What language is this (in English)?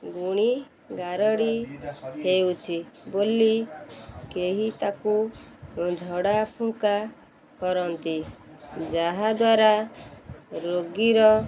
Odia